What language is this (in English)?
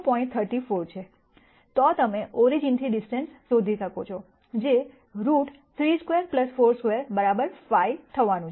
Gujarati